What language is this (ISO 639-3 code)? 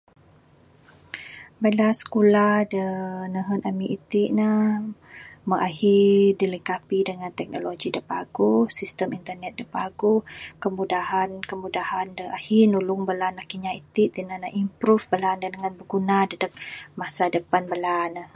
sdo